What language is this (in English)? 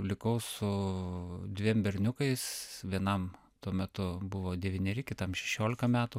Lithuanian